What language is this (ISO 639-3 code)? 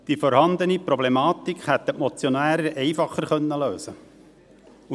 gsw